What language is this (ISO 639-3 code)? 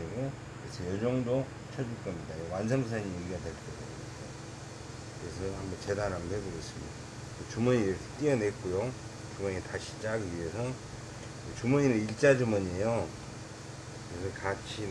kor